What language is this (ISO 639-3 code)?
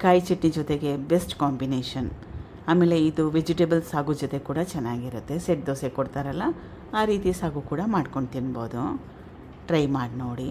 kan